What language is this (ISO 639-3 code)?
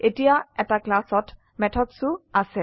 asm